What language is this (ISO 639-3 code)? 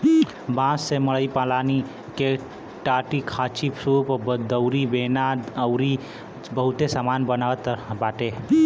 bho